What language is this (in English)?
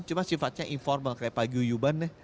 Indonesian